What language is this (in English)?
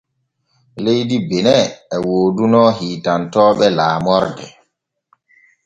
Borgu Fulfulde